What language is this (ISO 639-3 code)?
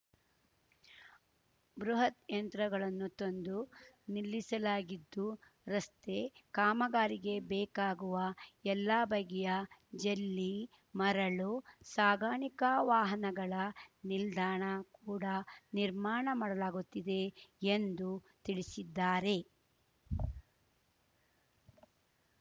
kan